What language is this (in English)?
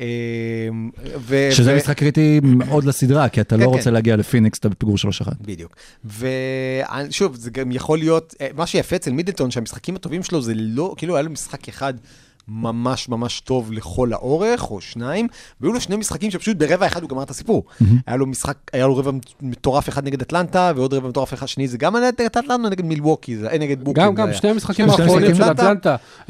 Hebrew